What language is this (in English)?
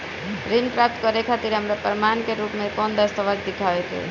Bhojpuri